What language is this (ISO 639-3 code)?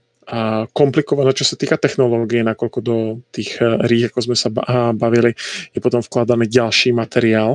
slk